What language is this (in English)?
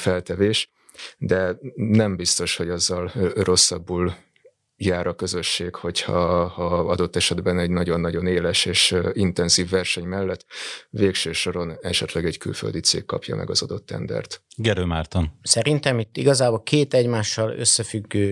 Hungarian